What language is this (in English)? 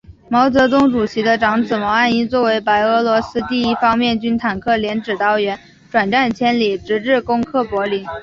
Chinese